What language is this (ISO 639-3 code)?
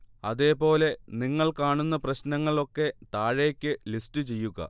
mal